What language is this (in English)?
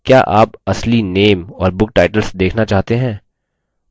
Hindi